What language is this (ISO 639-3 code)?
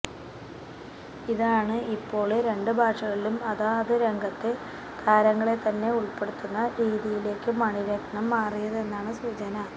mal